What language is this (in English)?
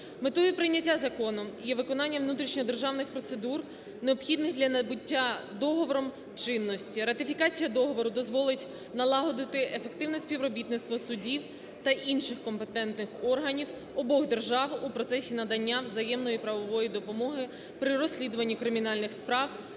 Ukrainian